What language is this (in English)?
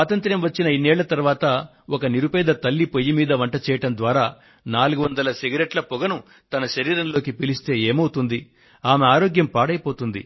Telugu